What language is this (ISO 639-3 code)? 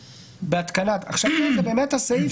heb